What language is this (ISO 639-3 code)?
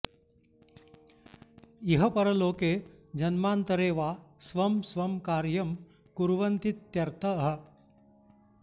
san